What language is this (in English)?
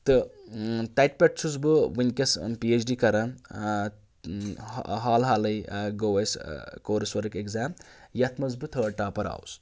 Kashmiri